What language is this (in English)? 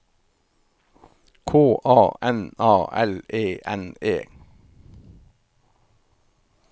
Norwegian